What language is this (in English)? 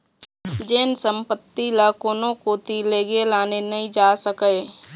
Chhattisgarhi